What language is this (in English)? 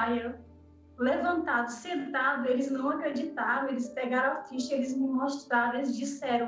Portuguese